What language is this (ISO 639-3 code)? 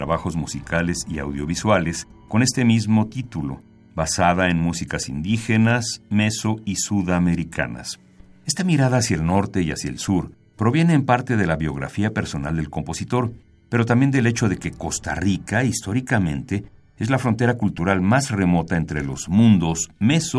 spa